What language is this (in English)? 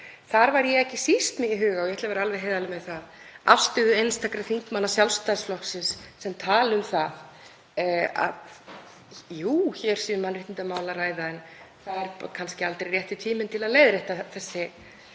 Icelandic